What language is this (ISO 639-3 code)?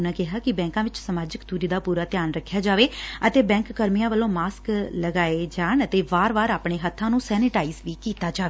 pan